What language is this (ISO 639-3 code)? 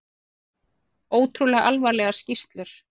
isl